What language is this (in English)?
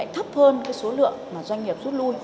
Vietnamese